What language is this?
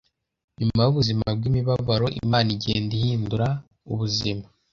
Kinyarwanda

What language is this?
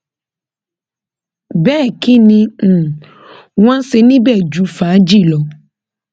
Yoruba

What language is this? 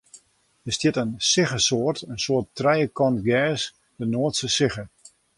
Western Frisian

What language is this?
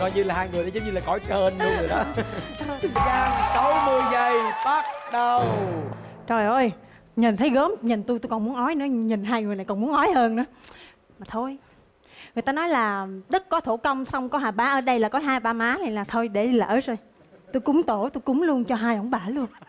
Vietnamese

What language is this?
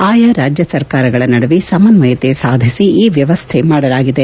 Kannada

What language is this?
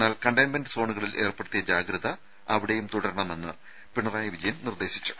Malayalam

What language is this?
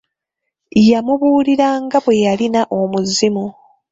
Ganda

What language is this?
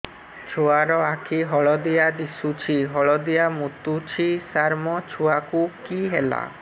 Odia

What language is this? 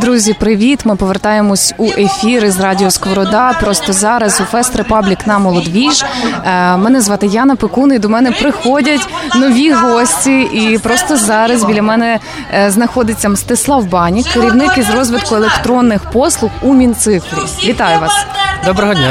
Ukrainian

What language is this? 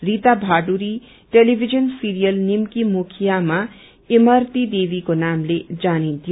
Nepali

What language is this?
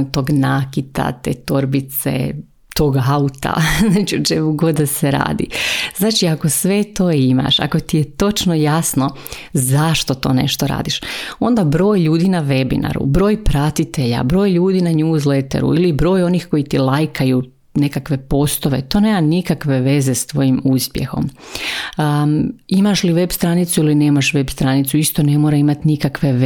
Croatian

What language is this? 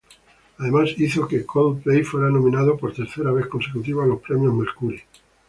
Spanish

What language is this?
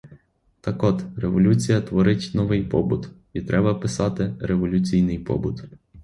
Ukrainian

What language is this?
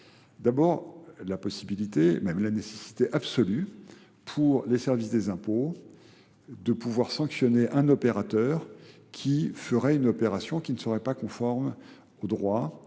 French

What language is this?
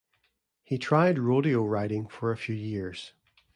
English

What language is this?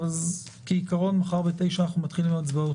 Hebrew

